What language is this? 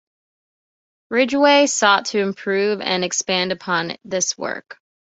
English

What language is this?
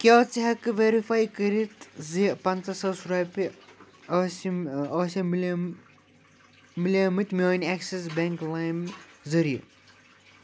Kashmiri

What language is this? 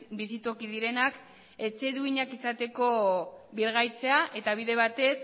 Basque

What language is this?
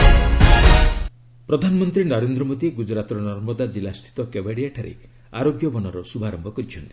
Odia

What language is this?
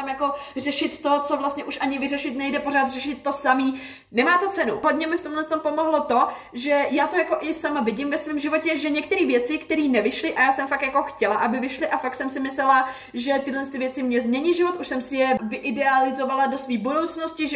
Czech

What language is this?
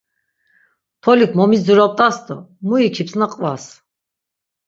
Laz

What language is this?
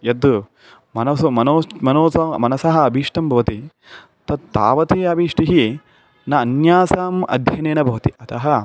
Sanskrit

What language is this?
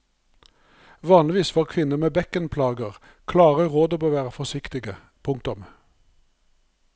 Norwegian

